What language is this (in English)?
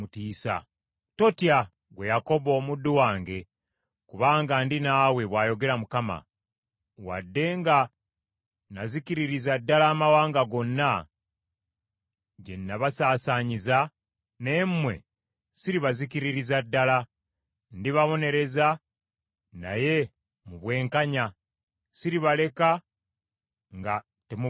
Ganda